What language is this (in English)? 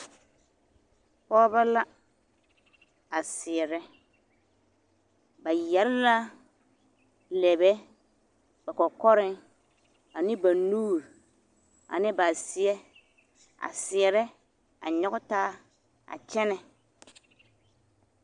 Southern Dagaare